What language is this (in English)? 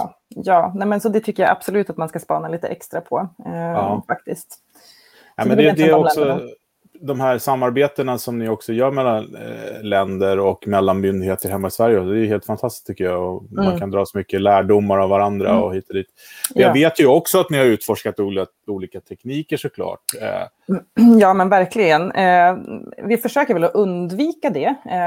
Swedish